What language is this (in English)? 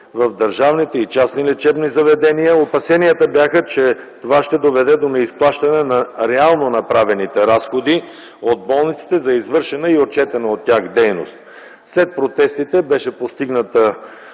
Bulgarian